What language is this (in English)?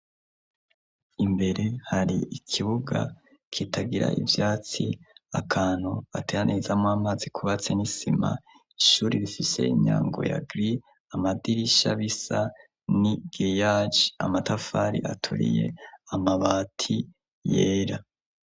Rundi